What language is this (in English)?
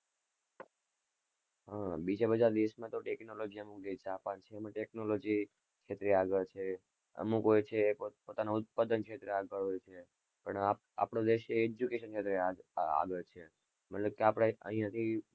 Gujarati